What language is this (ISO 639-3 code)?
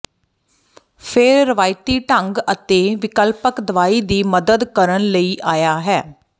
pan